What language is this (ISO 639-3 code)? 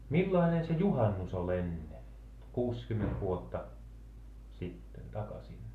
fin